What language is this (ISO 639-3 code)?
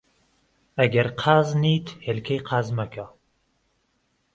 ckb